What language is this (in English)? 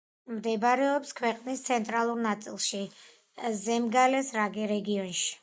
Georgian